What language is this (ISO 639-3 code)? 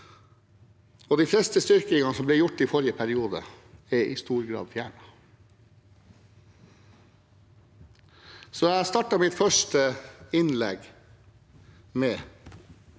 nor